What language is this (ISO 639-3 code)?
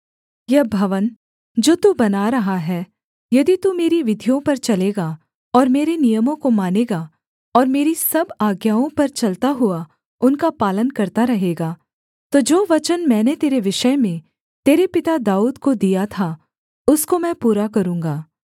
hin